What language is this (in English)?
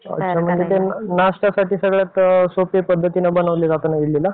Marathi